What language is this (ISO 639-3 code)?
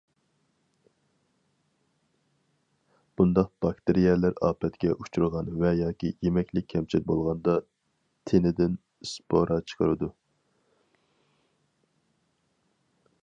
uig